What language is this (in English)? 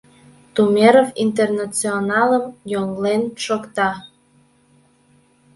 Mari